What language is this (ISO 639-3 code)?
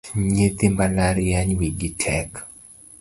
luo